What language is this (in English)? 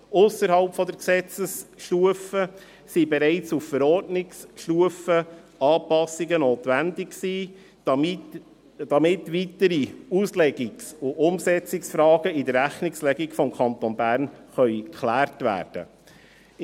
Swiss German